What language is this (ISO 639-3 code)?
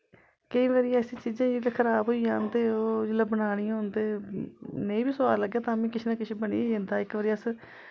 doi